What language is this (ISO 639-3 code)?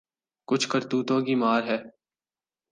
urd